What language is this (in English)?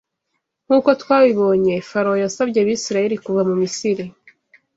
Kinyarwanda